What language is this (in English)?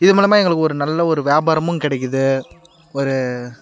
Tamil